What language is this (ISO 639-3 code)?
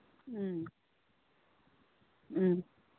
mni